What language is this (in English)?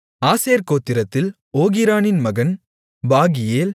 Tamil